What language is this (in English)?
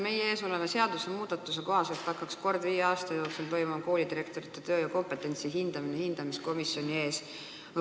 Estonian